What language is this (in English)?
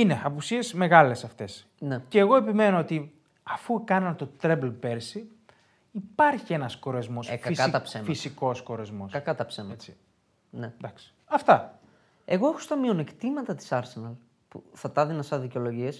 Greek